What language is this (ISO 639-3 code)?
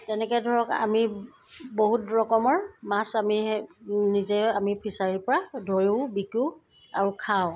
asm